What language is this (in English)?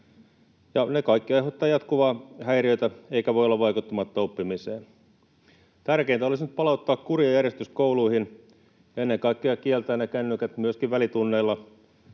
Finnish